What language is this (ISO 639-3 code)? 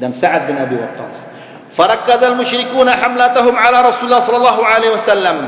msa